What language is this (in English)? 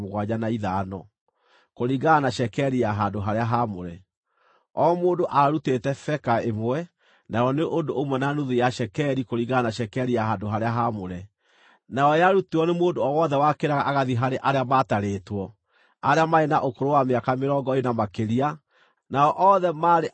Kikuyu